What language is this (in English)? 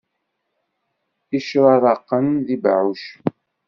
Kabyle